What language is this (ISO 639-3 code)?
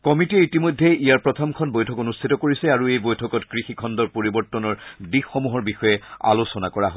asm